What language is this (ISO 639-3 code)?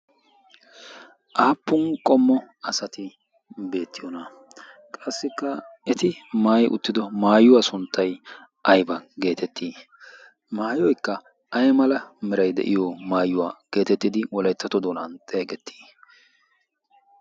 wal